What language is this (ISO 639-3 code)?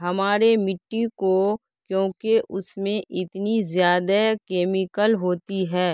urd